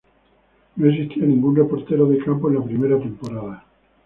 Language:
Spanish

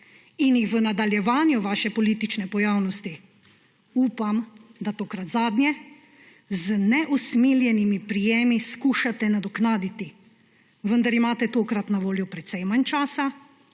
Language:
Slovenian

